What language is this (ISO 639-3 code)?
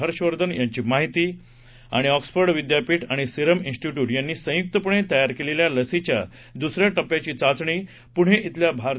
mar